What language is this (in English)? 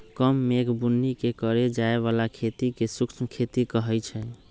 Magahi